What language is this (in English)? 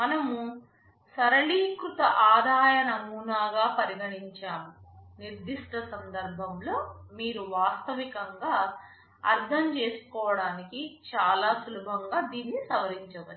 Telugu